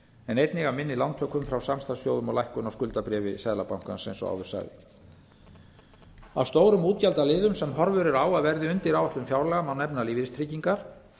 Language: Icelandic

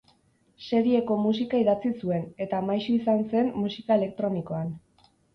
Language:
Basque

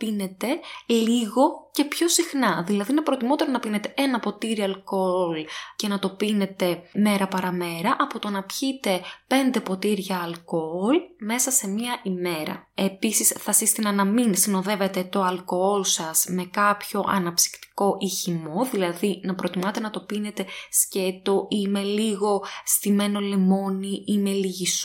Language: Greek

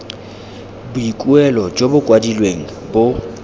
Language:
Tswana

